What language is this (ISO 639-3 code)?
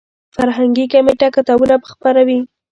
pus